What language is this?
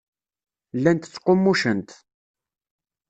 Kabyle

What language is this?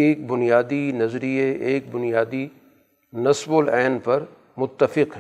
Urdu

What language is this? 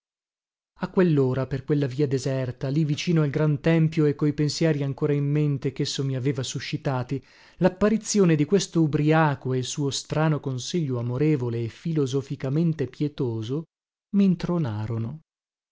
Italian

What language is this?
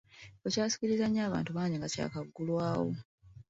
Ganda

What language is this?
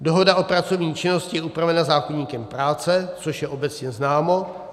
Czech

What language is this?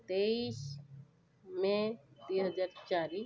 Odia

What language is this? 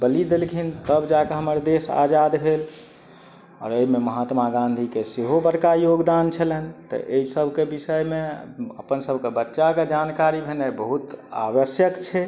Maithili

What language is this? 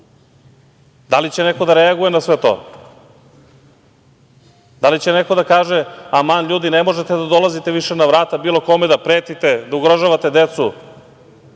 Serbian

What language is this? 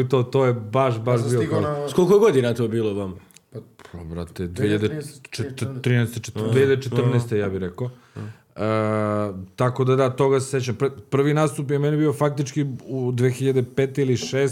Croatian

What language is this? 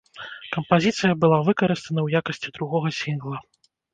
Belarusian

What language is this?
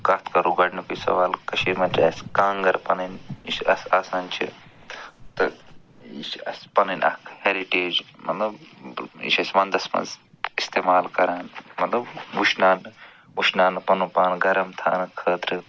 Kashmiri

